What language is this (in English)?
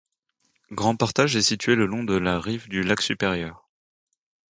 French